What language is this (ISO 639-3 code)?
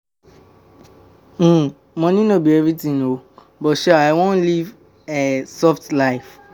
pcm